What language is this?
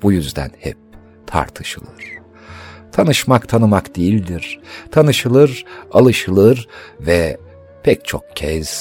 Turkish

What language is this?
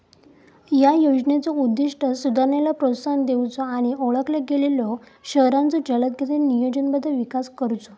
Marathi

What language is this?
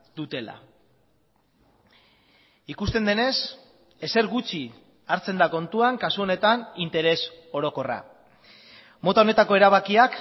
Basque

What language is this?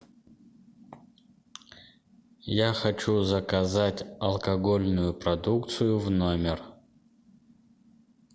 Russian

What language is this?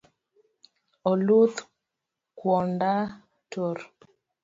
Luo (Kenya and Tanzania)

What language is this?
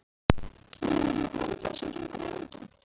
Icelandic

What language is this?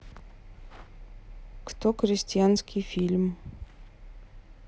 Russian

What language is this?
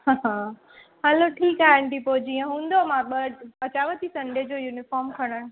Sindhi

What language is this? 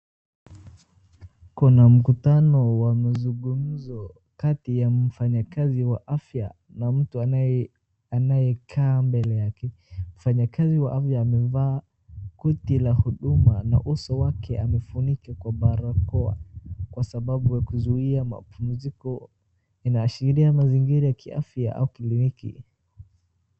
Swahili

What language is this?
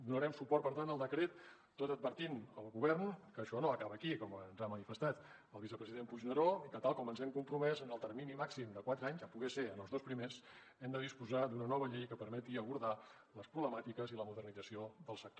Catalan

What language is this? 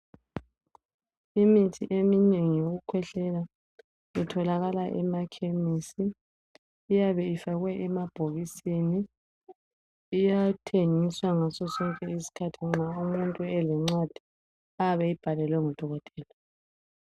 North Ndebele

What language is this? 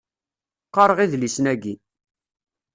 Kabyle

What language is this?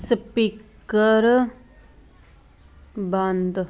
Punjabi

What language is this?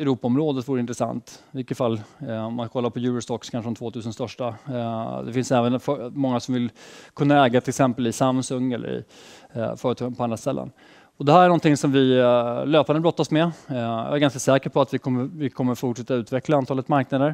Swedish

